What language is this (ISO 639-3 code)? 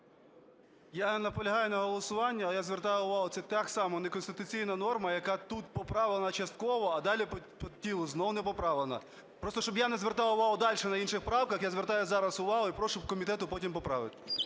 ukr